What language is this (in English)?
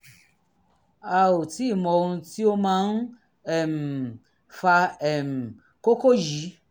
Yoruba